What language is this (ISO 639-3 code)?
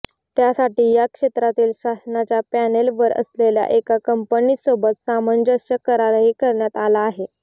mar